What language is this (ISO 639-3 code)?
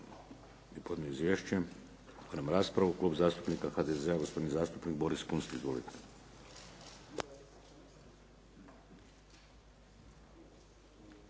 hrv